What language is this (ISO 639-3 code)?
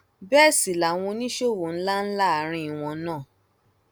yor